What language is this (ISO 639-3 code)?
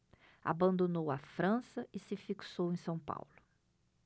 por